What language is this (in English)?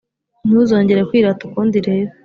Kinyarwanda